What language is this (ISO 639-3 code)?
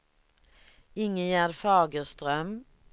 swe